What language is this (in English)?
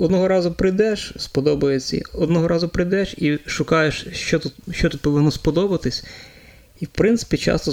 Ukrainian